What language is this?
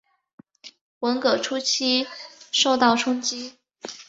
Chinese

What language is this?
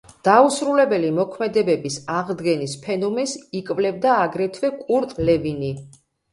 Georgian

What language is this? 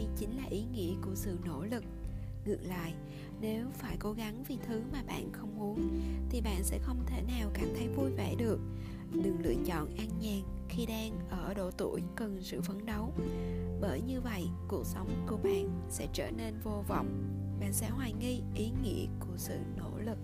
Vietnamese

